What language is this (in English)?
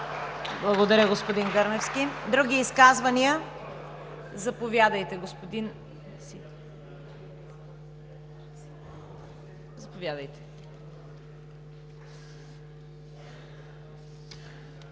Bulgarian